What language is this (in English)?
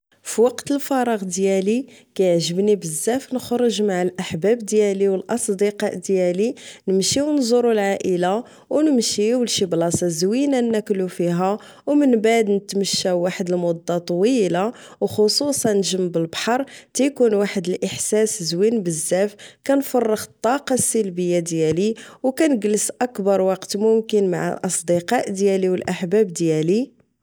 Moroccan Arabic